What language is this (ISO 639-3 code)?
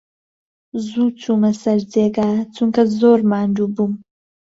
ckb